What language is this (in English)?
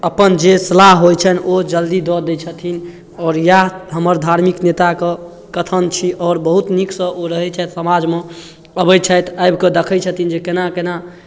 Maithili